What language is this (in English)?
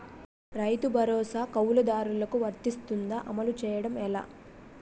Telugu